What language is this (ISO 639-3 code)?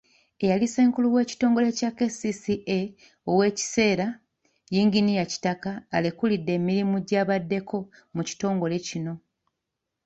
lug